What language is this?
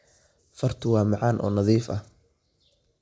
Somali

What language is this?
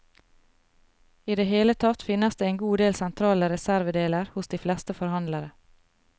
Norwegian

